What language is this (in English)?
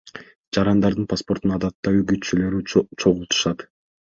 Kyrgyz